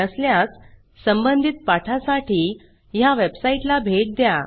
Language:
Marathi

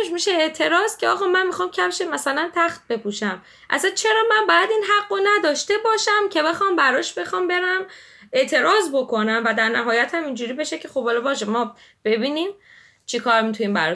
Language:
Persian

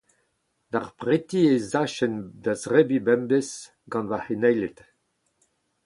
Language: Breton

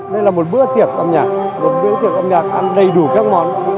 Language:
Vietnamese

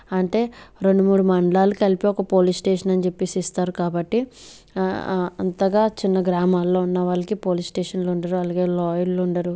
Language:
Telugu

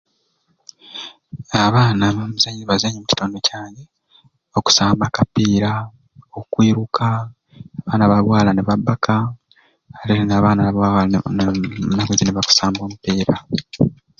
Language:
Ruuli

